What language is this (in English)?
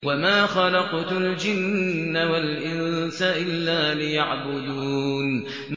Arabic